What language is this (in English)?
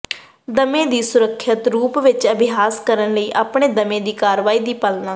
Punjabi